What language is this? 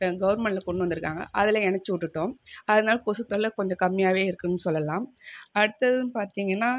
Tamil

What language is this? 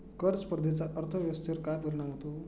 Marathi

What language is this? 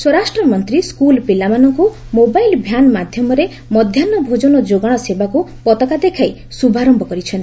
Odia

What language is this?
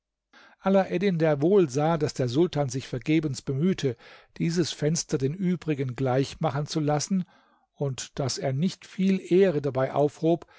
German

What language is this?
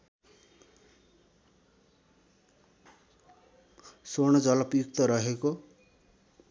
Nepali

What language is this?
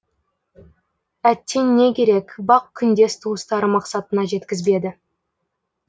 Kazakh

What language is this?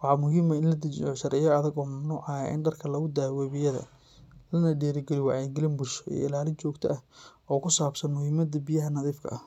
Somali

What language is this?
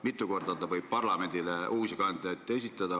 Estonian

